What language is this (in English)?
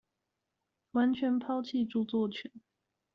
Chinese